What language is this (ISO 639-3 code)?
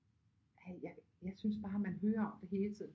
dan